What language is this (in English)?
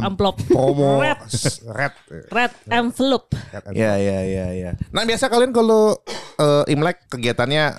Indonesian